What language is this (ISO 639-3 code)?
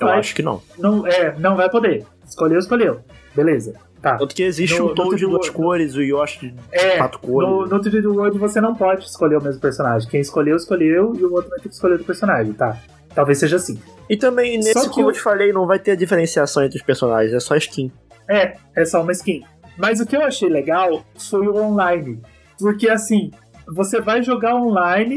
por